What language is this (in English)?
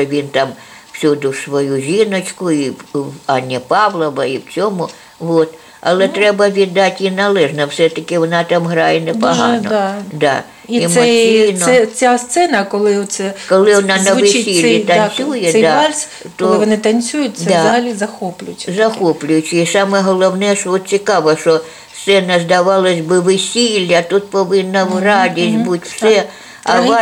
Ukrainian